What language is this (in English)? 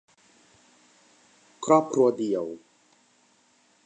Thai